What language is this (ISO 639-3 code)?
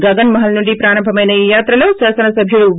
tel